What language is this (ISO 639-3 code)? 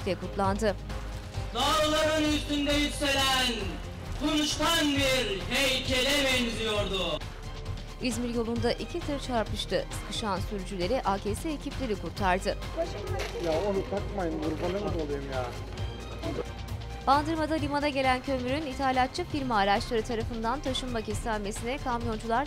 tur